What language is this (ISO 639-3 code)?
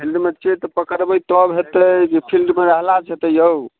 mai